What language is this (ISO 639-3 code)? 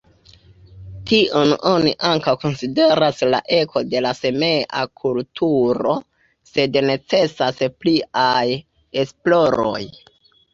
epo